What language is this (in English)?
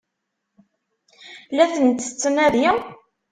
Kabyle